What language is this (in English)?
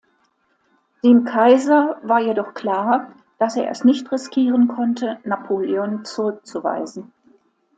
German